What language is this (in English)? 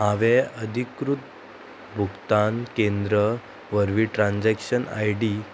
Konkani